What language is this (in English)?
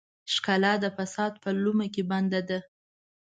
Pashto